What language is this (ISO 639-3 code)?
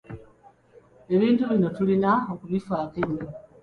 lug